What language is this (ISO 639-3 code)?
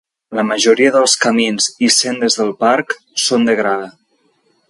cat